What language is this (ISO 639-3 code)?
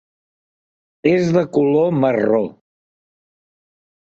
cat